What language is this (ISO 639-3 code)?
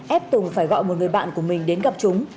vie